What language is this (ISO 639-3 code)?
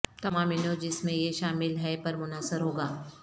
urd